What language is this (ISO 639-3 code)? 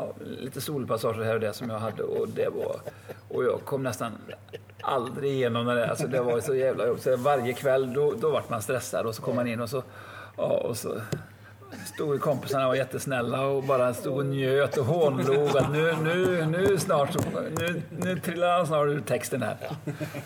swe